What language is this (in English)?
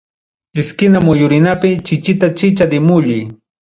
Ayacucho Quechua